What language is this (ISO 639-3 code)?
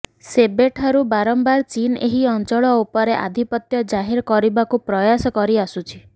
ori